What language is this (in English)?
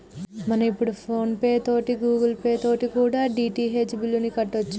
Telugu